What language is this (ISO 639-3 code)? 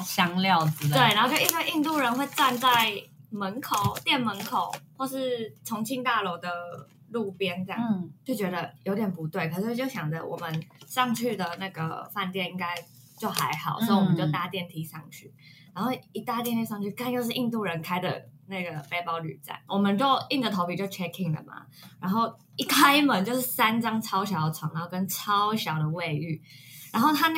zho